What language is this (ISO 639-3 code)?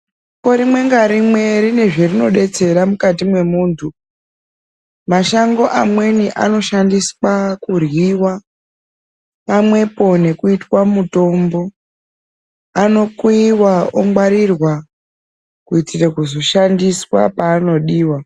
ndc